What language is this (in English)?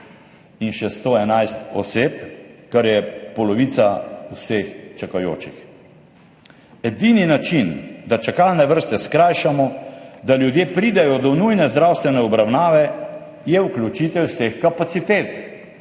Slovenian